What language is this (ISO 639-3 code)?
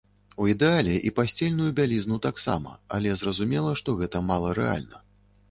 bel